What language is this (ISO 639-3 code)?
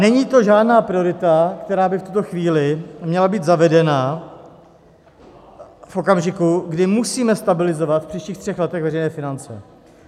ces